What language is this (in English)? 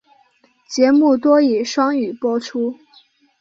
Chinese